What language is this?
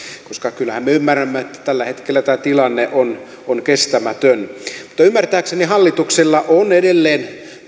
Finnish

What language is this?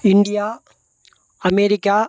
Tamil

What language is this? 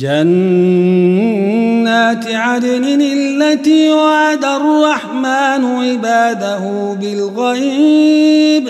Arabic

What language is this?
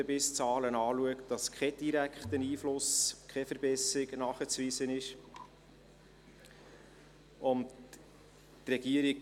Swiss German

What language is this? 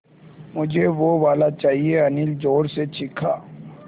Hindi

